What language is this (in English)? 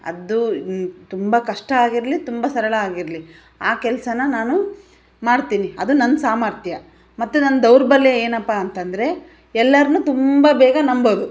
Kannada